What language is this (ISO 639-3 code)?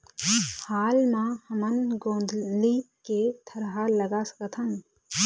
hne